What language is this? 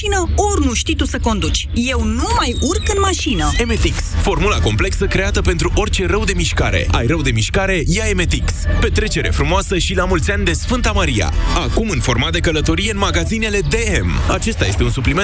Romanian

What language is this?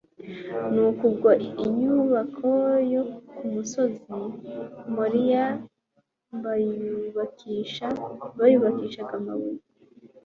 Kinyarwanda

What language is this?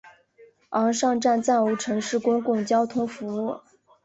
Chinese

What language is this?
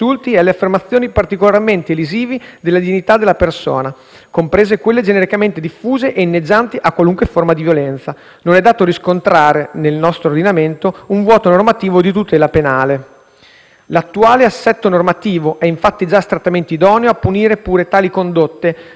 Italian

